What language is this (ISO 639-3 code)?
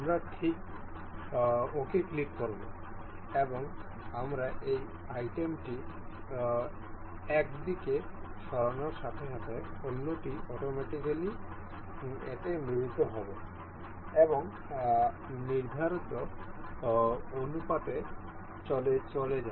ben